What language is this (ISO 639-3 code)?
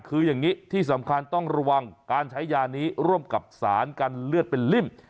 tha